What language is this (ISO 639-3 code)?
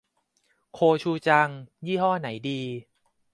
tha